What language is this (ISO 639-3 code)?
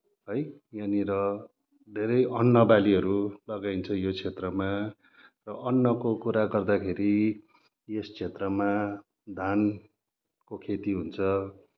nep